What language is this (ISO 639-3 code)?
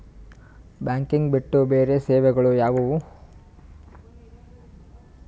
kan